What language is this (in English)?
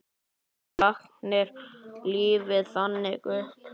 Icelandic